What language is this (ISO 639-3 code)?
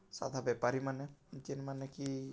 ori